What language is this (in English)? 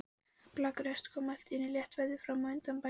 Icelandic